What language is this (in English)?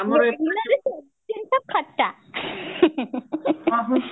Odia